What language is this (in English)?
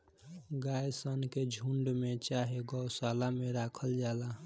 Bhojpuri